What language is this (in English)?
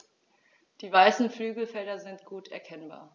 German